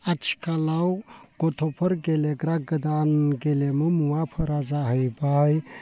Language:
Bodo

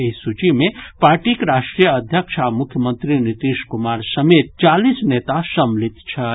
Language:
Maithili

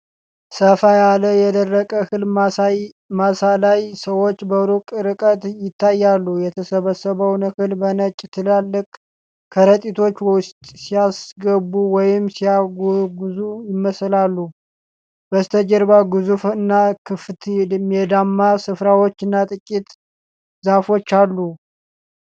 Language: Amharic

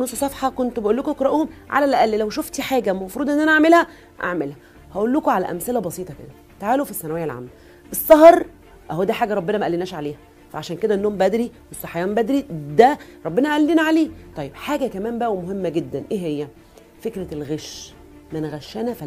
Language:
Arabic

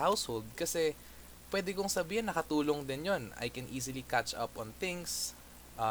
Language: Filipino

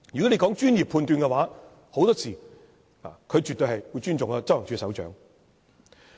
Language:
Cantonese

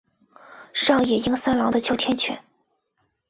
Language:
Chinese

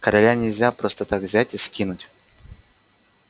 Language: Russian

